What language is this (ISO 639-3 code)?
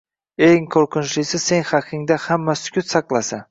uzb